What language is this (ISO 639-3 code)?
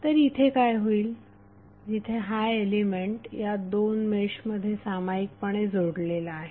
mar